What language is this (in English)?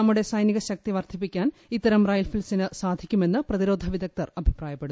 Malayalam